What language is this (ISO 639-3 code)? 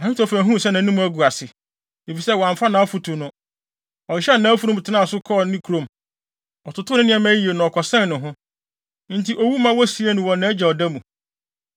aka